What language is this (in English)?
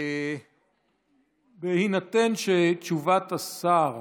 Hebrew